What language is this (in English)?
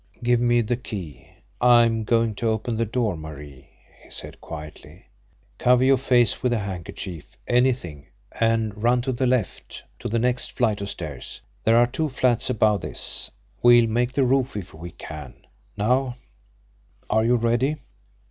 English